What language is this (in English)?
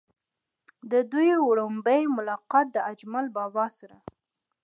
Pashto